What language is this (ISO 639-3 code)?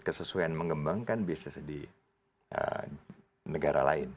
ind